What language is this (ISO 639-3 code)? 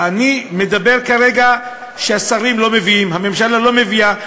heb